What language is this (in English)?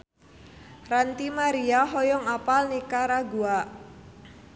Sundanese